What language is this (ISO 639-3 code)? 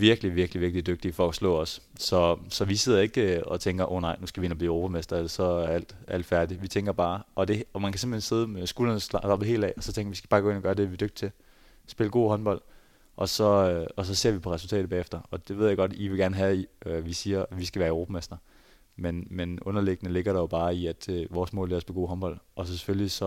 dan